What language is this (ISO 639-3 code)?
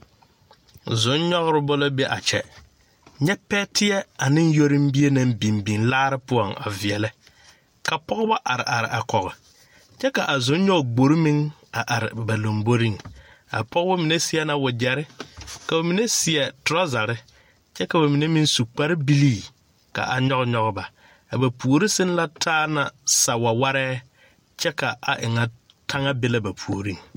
dga